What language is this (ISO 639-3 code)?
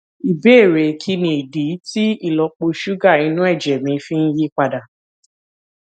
yor